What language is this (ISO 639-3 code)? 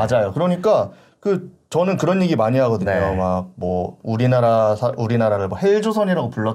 kor